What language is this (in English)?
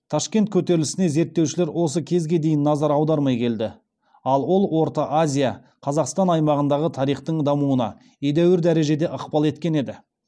Kazakh